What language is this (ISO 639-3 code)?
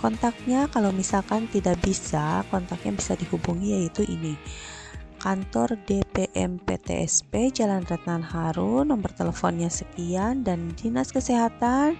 ind